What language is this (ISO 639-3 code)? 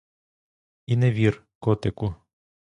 ukr